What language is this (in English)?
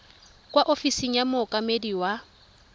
Tswana